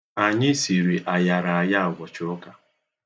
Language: Igbo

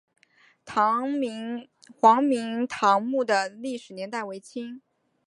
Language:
Chinese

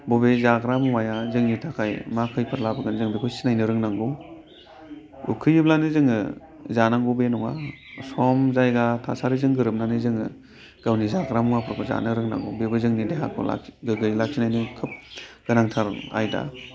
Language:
Bodo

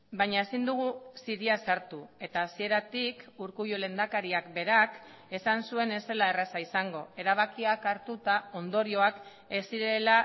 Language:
Basque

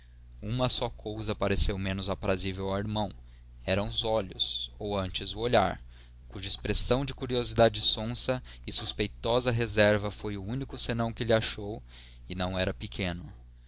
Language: Portuguese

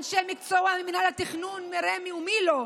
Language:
Hebrew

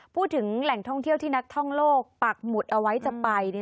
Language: Thai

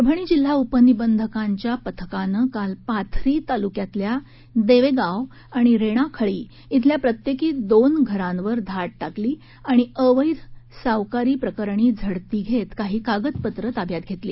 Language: Marathi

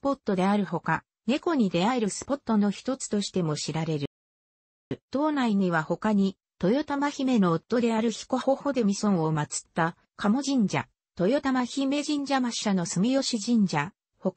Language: Japanese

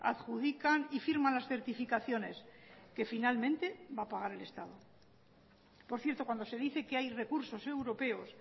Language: Spanish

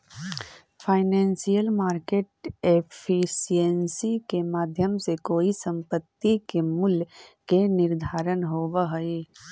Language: Magahi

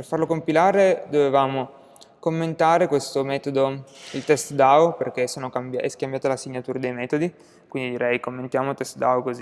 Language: Italian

